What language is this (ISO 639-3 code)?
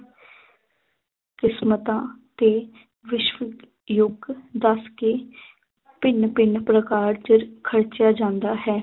pan